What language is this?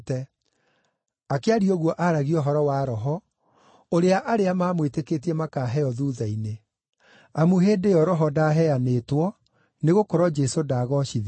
Kikuyu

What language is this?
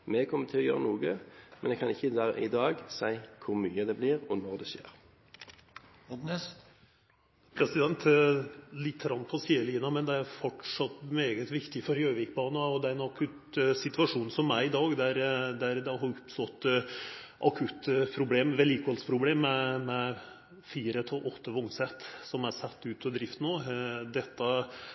Norwegian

